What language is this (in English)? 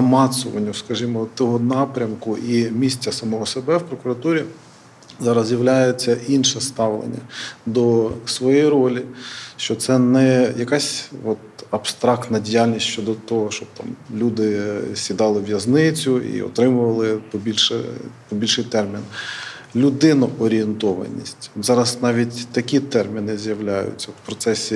Ukrainian